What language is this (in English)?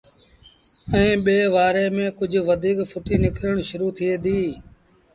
Sindhi Bhil